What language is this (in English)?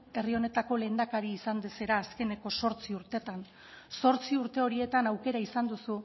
Basque